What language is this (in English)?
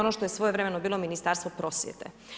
Croatian